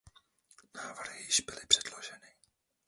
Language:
Czech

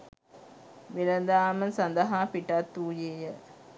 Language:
Sinhala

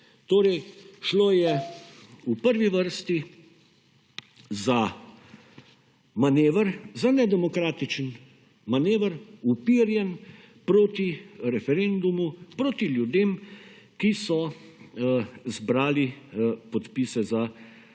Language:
Slovenian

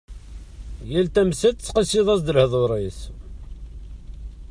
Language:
Kabyle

